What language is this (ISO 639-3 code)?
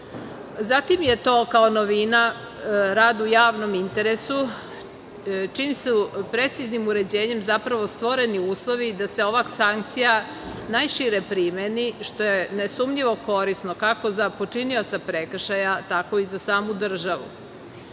srp